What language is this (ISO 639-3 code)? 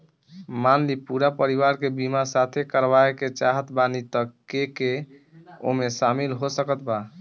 bho